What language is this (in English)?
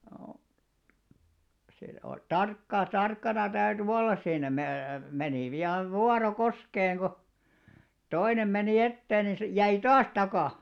Finnish